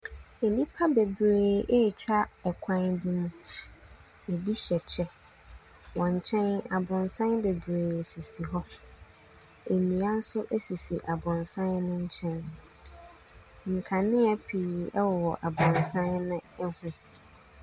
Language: Akan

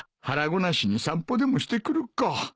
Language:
Japanese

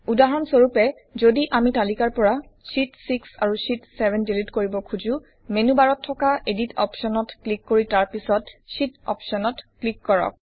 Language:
Assamese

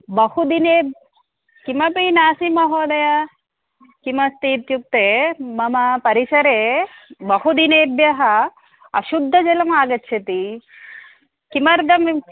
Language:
Sanskrit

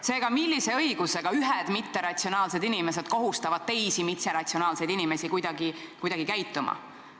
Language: Estonian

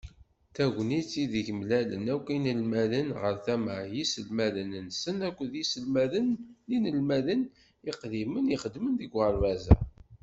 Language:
Kabyle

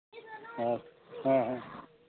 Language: Santali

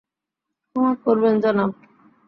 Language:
Bangla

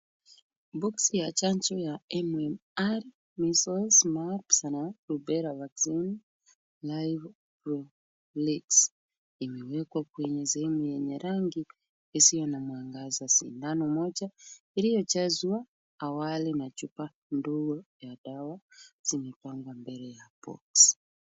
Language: Swahili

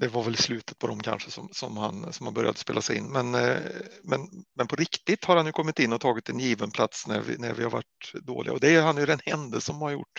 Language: Swedish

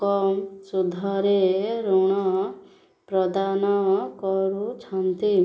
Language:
Odia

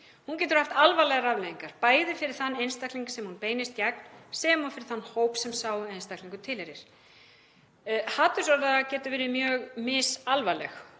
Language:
Icelandic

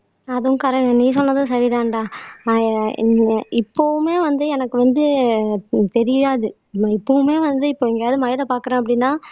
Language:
Tamil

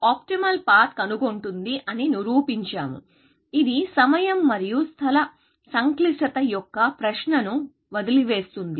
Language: Telugu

